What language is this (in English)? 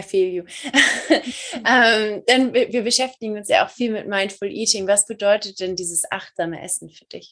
German